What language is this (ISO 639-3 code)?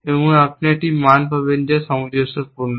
ben